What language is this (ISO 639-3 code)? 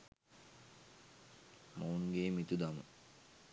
sin